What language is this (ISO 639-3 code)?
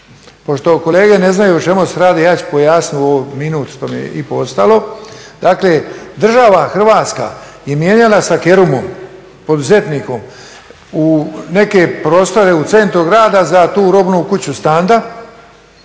hrv